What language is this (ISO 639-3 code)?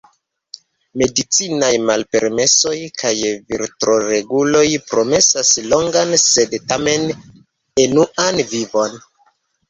epo